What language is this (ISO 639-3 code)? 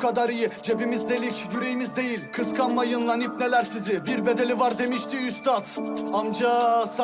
tur